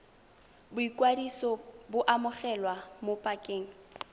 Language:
Tswana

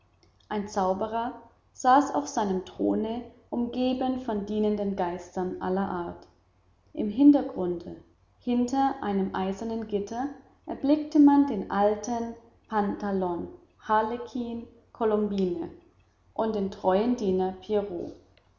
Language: German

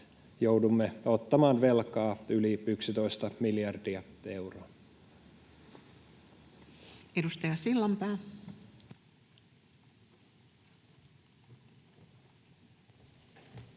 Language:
Finnish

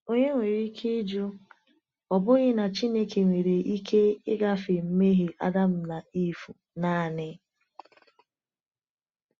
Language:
Igbo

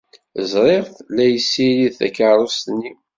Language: Kabyle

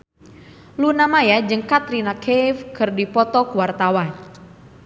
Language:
Sundanese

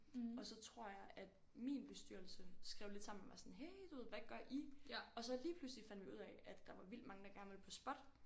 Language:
Danish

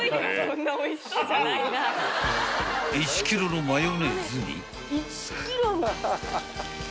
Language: Japanese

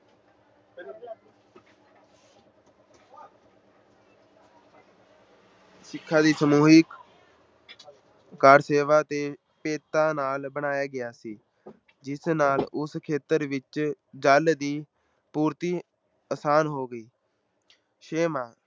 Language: Punjabi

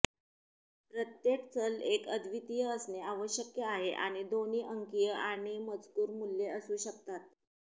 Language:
Marathi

